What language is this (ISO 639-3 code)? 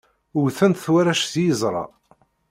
kab